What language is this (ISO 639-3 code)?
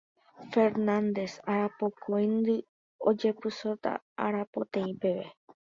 grn